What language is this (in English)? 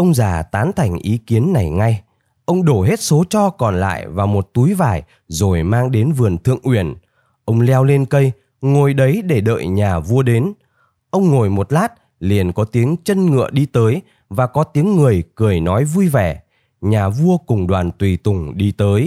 Vietnamese